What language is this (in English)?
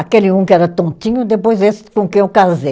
Portuguese